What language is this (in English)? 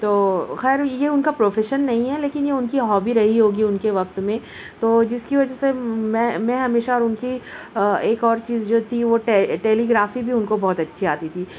Urdu